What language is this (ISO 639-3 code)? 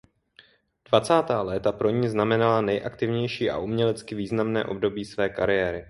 ces